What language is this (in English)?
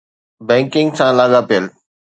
Sindhi